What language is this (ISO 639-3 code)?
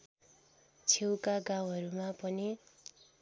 nep